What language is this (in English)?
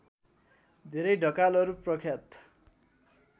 Nepali